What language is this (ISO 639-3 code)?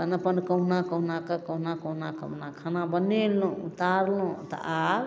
mai